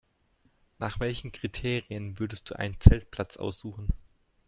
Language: German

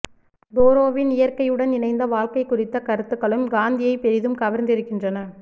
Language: Tamil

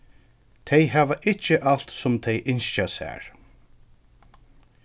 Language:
Faroese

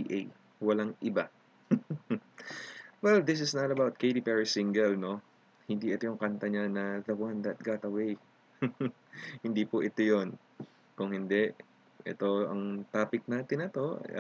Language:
Filipino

